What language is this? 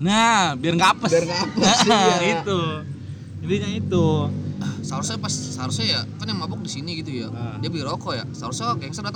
Indonesian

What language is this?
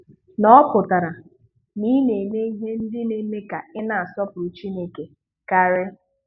Igbo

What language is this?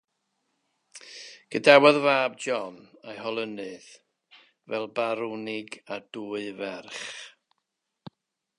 Welsh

